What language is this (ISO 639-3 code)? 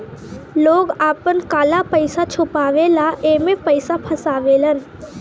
bho